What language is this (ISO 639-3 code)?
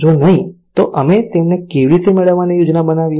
guj